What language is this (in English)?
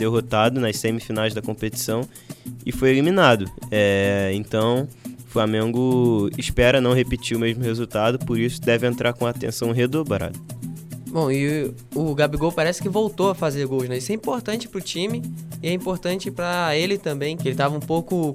Portuguese